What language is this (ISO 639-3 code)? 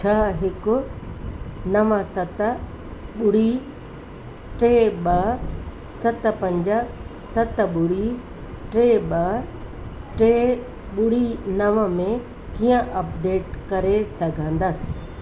snd